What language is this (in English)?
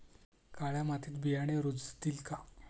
Marathi